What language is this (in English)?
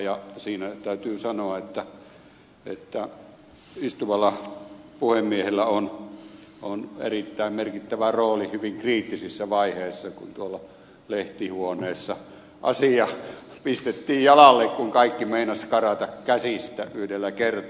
Finnish